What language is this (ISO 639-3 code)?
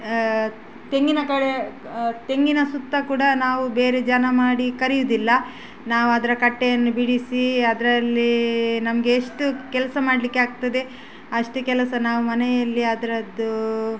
kan